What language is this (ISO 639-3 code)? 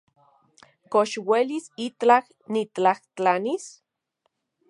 ncx